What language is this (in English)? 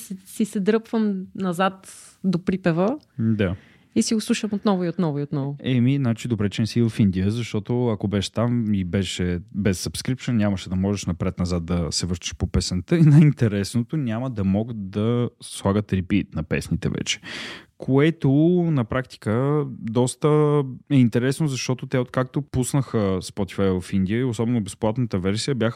Bulgarian